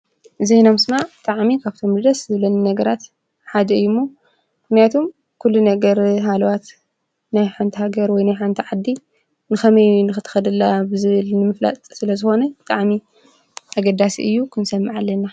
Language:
Tigrinya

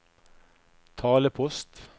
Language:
Norwegian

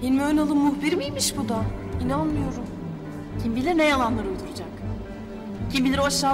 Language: Turkish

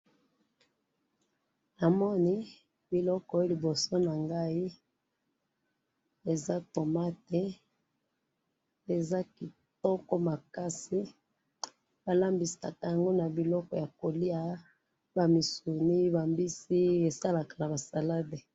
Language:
Lingala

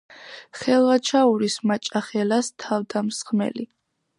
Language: Georgian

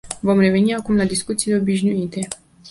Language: Romanian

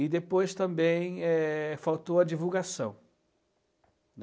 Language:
Portuguese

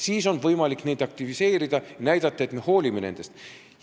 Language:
Estonian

